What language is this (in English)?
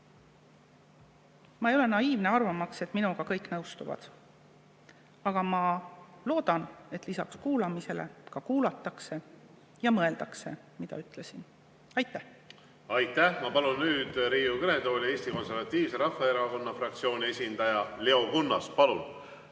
Estonian